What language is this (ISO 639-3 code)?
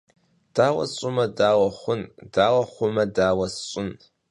kbd